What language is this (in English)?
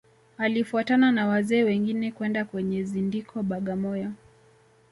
Swahili